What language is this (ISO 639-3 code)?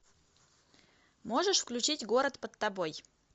rus